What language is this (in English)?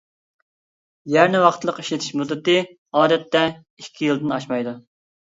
Uyghur